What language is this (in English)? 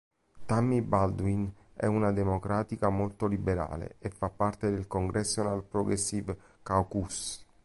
Italian